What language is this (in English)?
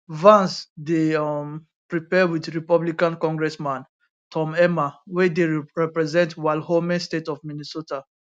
Nigerian Pidgin